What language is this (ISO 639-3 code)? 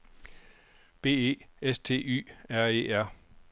dan